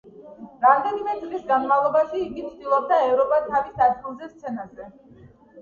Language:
Georgian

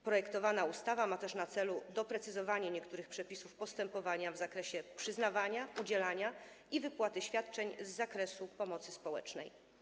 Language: Polish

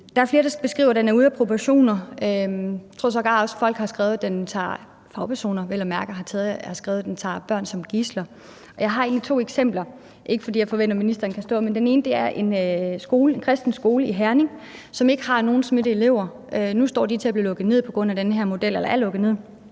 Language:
Danish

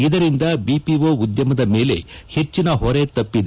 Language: Kannada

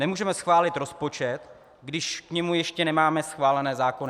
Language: Czech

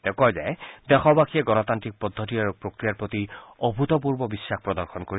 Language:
Assamese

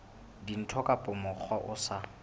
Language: Southern Sotho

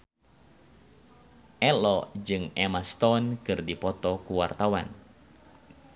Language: Sundanese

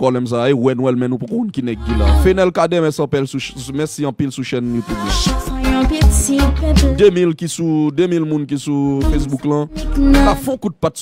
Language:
French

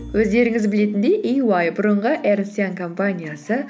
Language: Kazakh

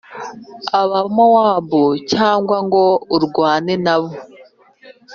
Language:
Kinyarwanda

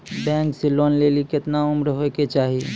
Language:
Maithili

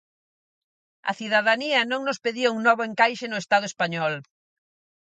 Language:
Galician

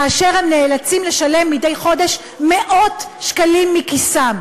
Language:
Hebrew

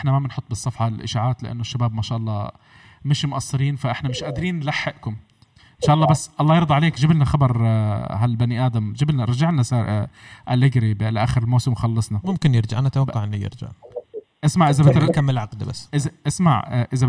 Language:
Arabic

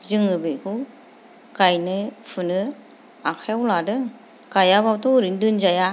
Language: Bodo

